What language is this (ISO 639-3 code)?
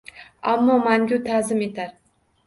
uzb